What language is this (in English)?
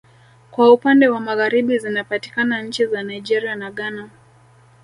Swahili